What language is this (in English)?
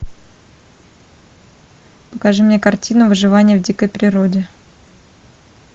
Russian